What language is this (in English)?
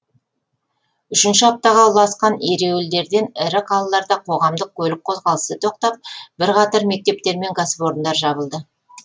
Kazakh